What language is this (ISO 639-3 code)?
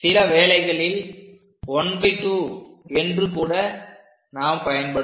tam